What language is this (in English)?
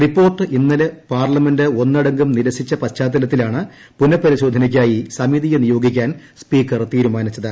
Malayalam